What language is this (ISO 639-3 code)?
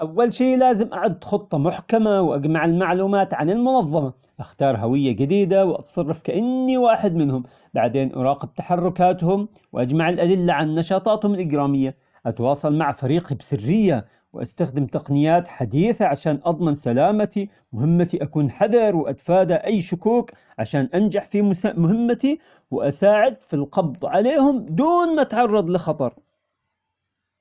acx